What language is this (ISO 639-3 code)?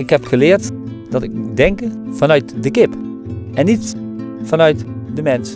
nld